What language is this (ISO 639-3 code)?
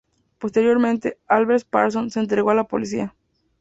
spa